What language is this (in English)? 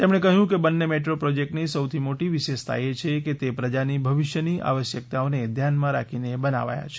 Gujarati